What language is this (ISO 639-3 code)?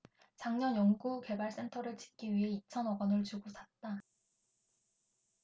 kor